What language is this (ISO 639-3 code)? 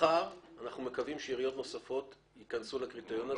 heb